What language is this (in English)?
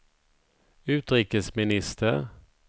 Swedish